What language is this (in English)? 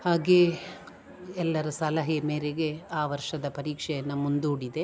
Kannada